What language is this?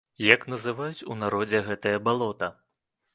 Belarusian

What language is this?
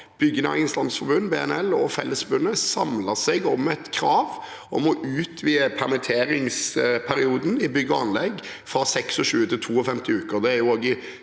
Norwegian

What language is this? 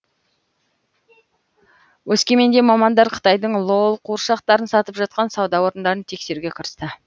Kazakh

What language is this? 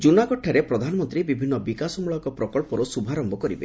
Odia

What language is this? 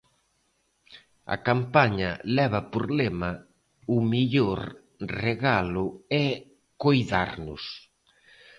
Galician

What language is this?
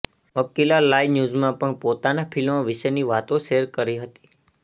Gujarati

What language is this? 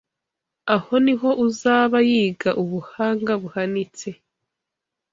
Kinyarwanda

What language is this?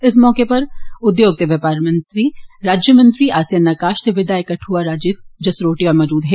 Dogri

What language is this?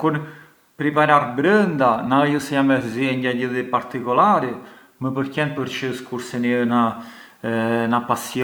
Arbëreshë Albanian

